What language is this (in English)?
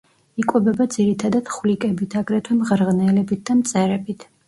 Georgian